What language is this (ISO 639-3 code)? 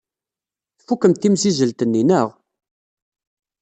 kab